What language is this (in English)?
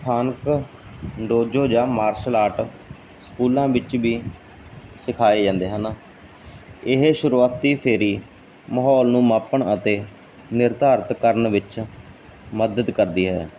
Punjabi